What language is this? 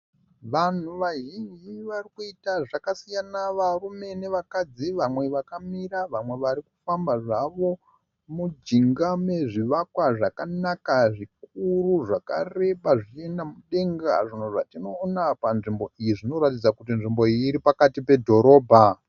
Shona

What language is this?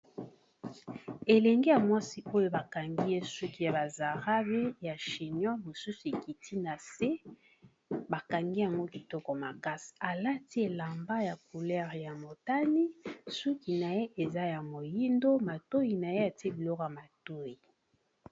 Lingala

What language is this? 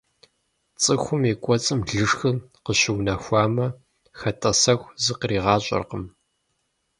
Kabardian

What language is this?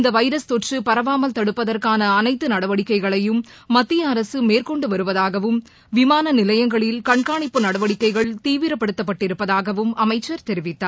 Tamil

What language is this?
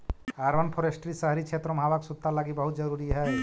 Magahi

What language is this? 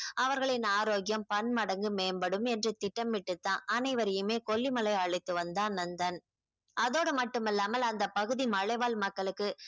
Tamil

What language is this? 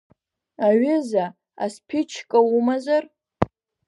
Abkhazian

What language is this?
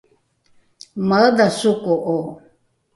Rukai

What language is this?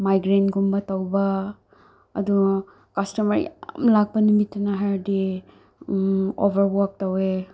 Manipuri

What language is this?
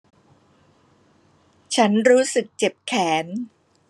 Thai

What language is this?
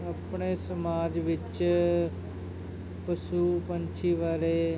Punjabi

